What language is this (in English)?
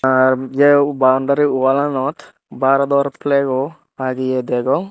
Chakma